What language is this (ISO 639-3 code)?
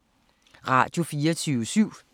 dan